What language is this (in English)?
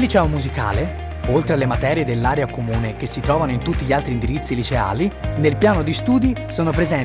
Italian